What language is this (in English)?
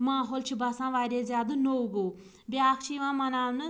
Kashmiri